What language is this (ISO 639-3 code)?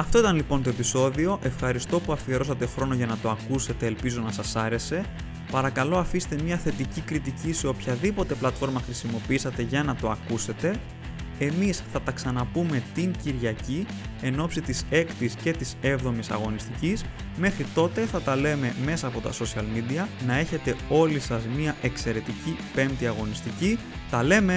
ell